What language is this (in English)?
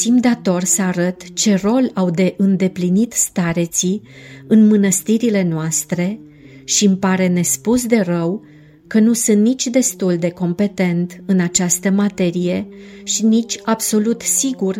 Romanian